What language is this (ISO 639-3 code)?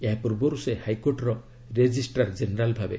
ori